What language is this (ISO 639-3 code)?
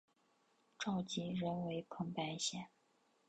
zho